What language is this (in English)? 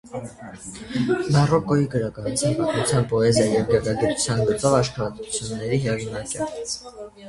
Armenian